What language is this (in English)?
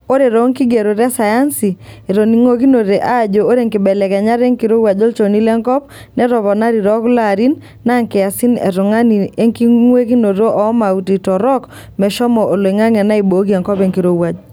Masai